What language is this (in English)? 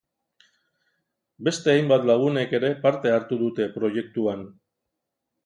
Basque